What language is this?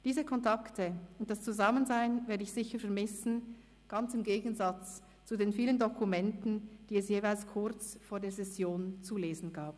Swiss German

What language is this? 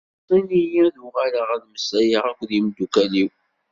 Kabyle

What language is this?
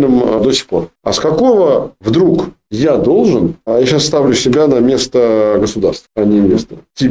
Russian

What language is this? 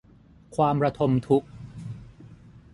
Thai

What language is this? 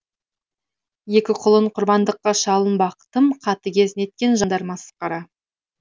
Kazakh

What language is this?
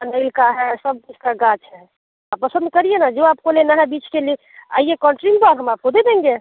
Hindi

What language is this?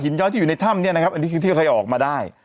Thai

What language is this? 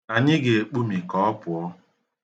Igbo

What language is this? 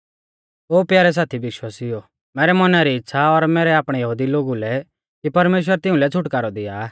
Mahasu Pahari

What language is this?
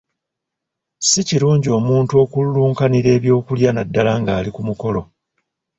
Ganda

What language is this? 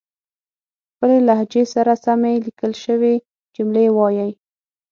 Pashto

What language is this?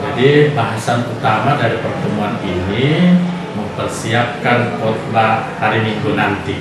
Indonesian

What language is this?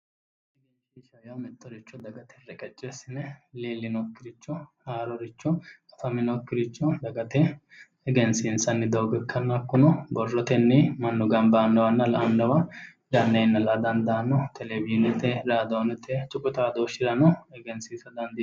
Sidamo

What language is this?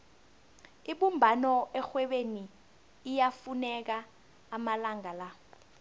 South Ndebele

